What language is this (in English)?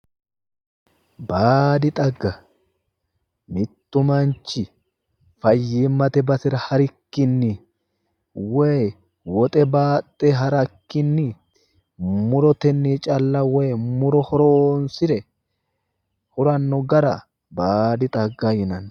Sidamo